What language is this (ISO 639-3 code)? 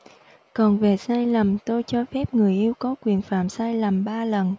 vie